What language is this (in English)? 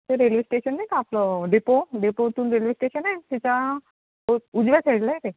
Marathi